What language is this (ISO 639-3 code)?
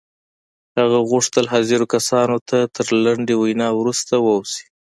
pus